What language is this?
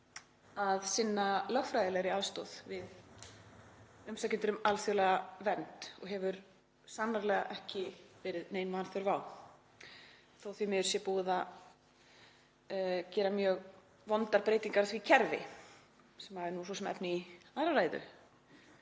Icelandic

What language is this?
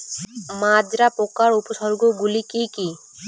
Bangla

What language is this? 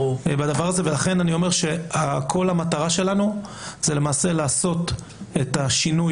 Hebrew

